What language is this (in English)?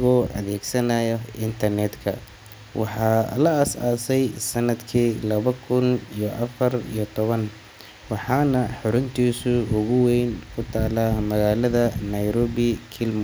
Somali